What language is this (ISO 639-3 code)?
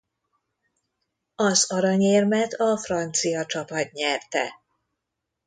hun